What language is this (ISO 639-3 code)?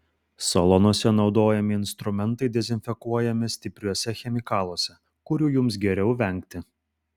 lit